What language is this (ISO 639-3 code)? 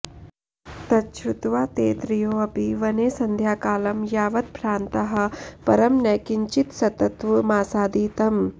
san